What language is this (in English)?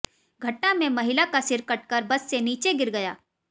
Hindi